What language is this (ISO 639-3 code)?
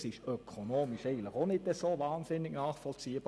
gsw